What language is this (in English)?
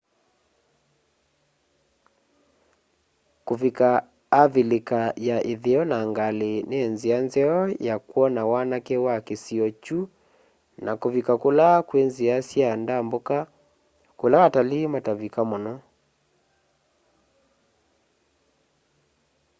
Kamba